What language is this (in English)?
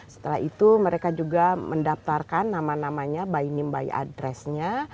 Indonesian